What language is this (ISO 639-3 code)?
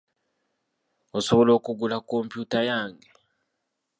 lug